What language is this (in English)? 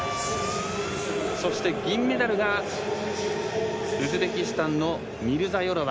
Japanese